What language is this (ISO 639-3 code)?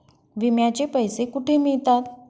mar